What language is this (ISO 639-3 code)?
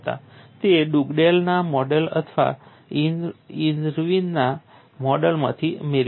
guj